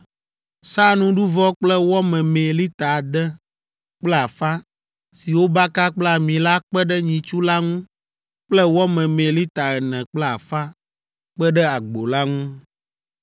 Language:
Ewe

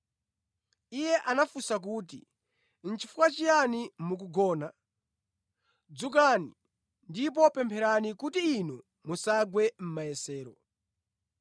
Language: Nyanja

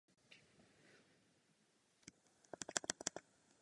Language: Czech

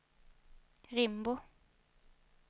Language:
Swedish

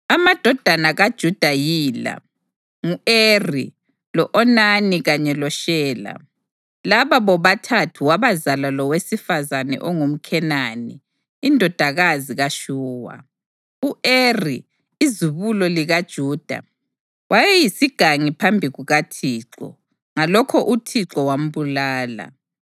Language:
North Ndebele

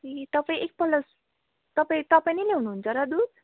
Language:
Nepali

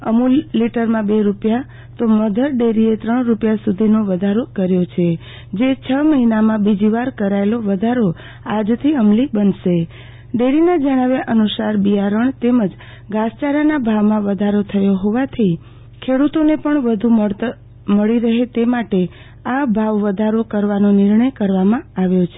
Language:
Gujarati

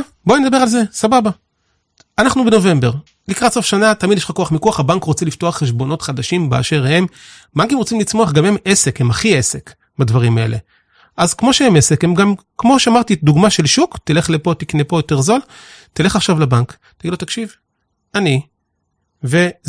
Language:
Hebrew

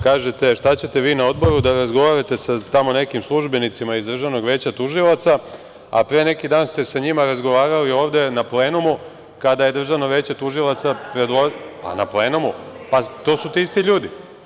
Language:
Serbian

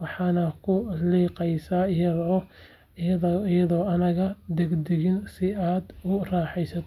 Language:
Somali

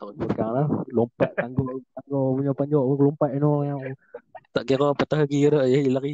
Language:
Malay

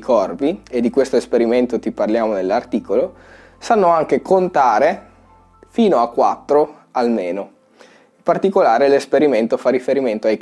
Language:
Italian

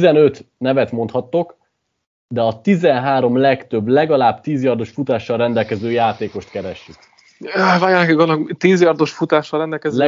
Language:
Hungarian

